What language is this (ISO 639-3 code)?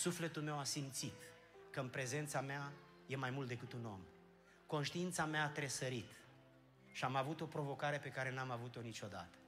ron